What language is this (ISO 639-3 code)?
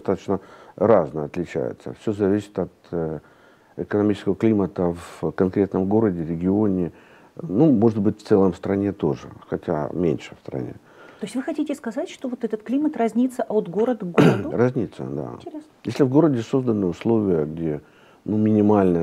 rus